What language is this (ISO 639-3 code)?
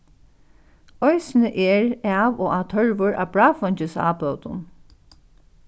fao